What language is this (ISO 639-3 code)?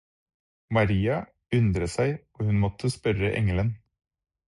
nob